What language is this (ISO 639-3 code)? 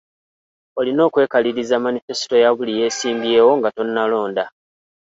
lug